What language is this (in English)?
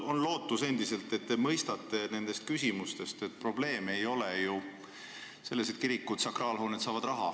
Estonian